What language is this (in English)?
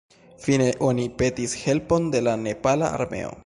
Esperanto